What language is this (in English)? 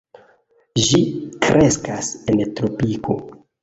Esperanto